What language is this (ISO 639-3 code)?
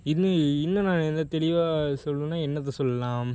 tam